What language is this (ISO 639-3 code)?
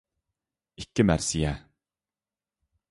uig